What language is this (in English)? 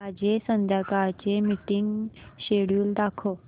Marathi